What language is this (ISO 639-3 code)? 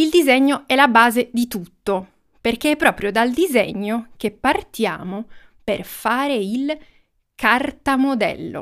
ita